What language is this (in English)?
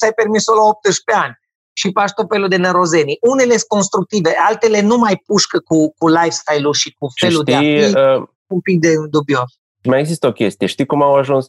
Romanian